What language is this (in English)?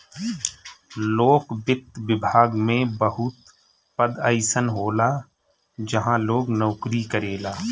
Bhojpuri